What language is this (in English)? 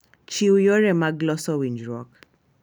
Luo (Kenya and Tanzania)